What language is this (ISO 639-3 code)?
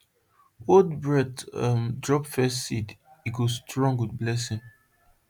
pcm